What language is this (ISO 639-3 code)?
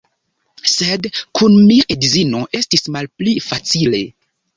epo